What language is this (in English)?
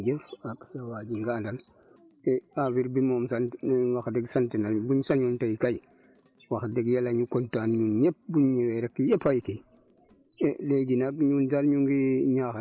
Wolof